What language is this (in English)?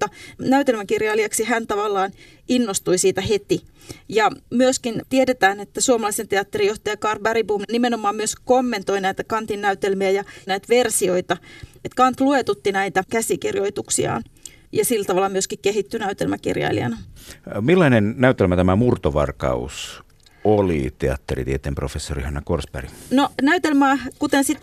Finnish